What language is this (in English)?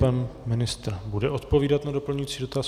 Czech